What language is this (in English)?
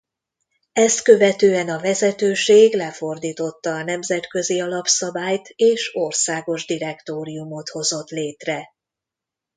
Hungarian